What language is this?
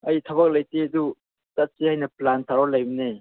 Manipuri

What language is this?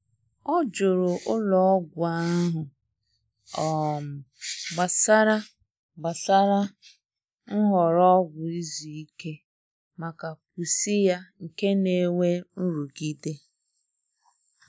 Igbo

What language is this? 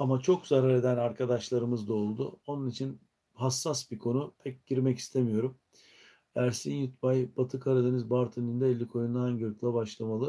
Turkish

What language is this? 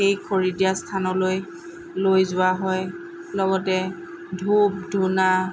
Assamese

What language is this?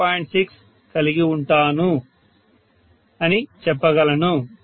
Telugu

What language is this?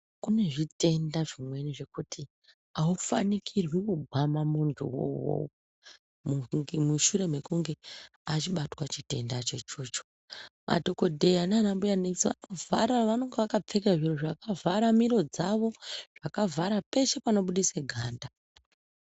Ndau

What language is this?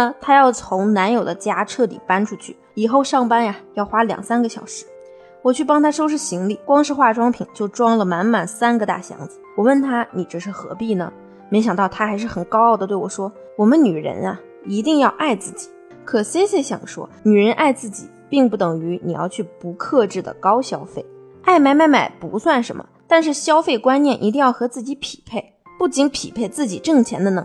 Chinese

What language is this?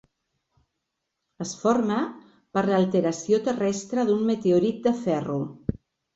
Catalan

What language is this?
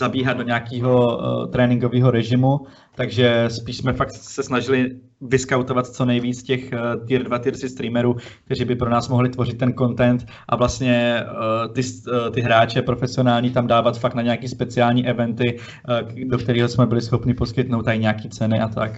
Czech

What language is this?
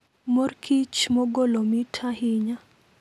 Luo (Kenya and Tanzania)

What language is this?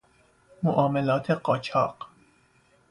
Persian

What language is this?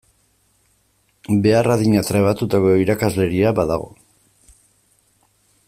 Basque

